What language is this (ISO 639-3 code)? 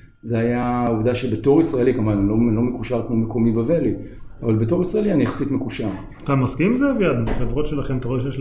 heb